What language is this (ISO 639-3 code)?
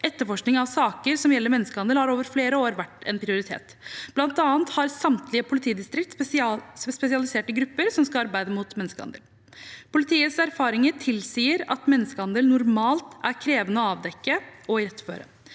nor